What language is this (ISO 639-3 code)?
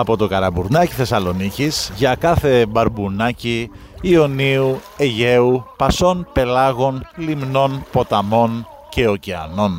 ell